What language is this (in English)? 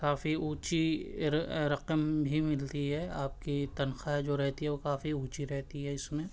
Urdu